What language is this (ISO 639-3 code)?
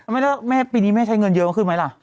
tha